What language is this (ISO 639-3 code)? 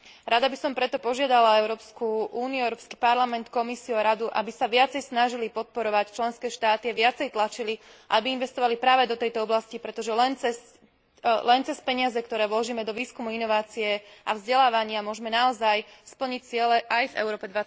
slk